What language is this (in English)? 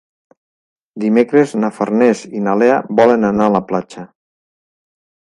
Catalan